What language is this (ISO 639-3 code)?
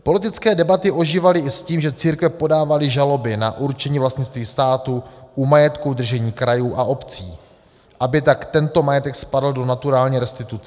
ces